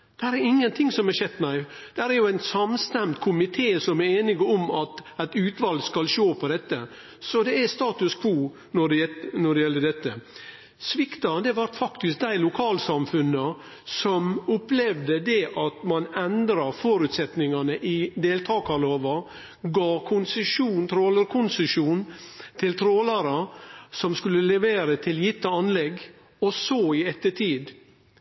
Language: Norwegian Nynorsk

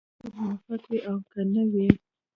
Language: Pashto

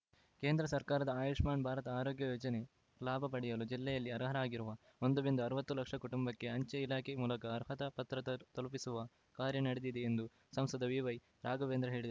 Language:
Kannada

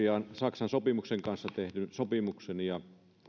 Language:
Finnish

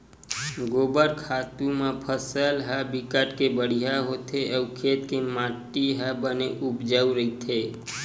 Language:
Chhattisgarhi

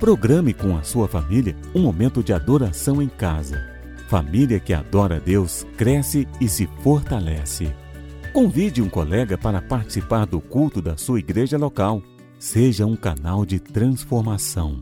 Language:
Portuguese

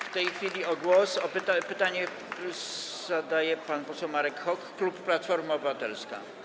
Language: Polish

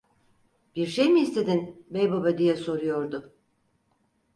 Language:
Turkish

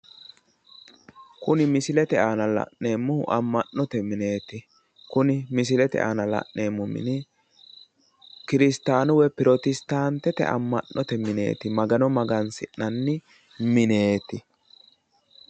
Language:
Sidamo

